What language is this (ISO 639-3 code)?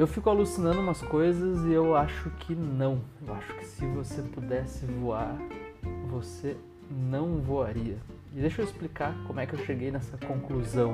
por